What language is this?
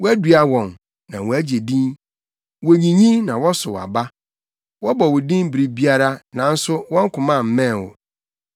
Akan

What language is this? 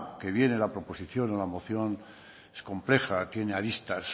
Spanish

